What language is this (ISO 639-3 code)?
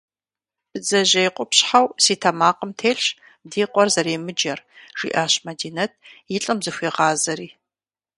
kbd